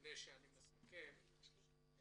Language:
Hebrew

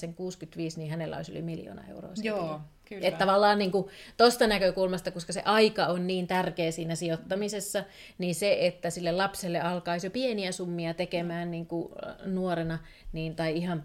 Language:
Finnish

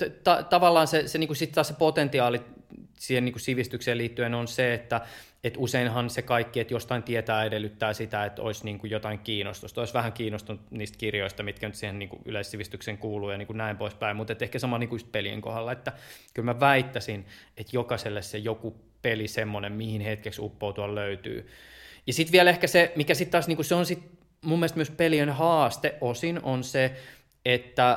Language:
Finnish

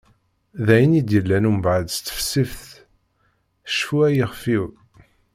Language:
Kabyle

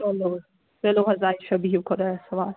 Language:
Kashmiri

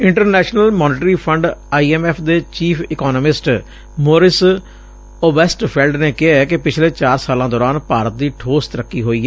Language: Punjabi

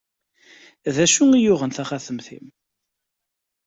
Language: Kabyle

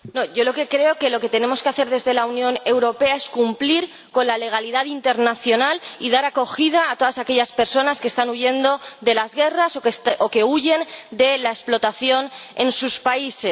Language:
Spanish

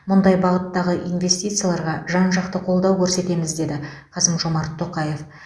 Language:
Kazakh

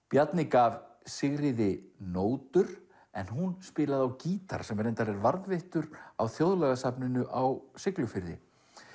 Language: Icelandic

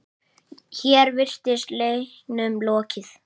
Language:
Icelandic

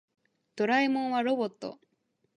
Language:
Japanese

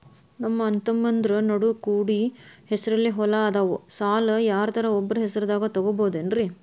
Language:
Kannada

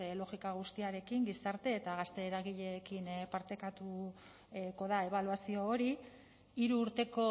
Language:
Basque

